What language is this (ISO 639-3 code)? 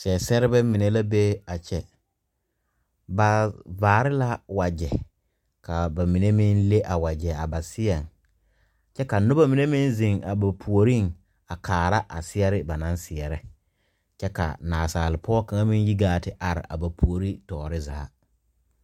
dga